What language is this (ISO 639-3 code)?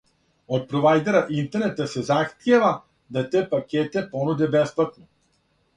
srp